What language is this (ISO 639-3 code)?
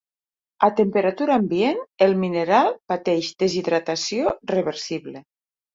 cat